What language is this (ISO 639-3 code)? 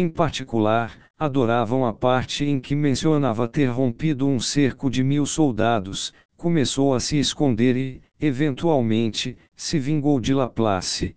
por